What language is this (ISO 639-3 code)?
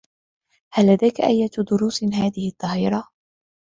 ara